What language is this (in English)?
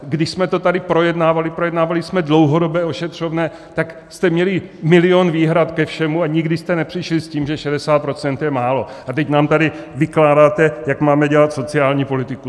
Czech